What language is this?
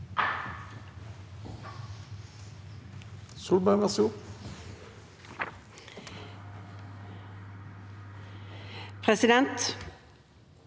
Norwegian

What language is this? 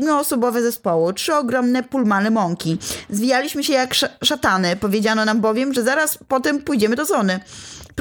Polish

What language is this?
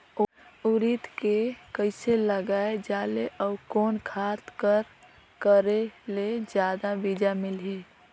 Chhattisgarhi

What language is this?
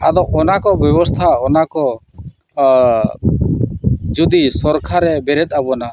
Santali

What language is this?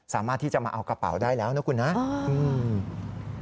Thai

